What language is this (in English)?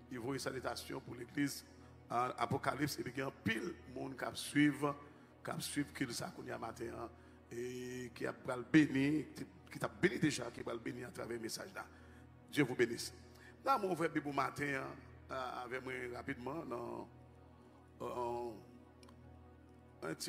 French